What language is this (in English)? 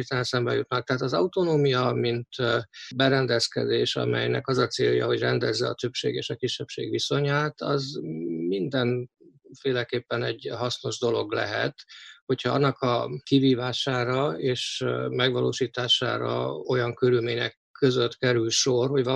Hungarian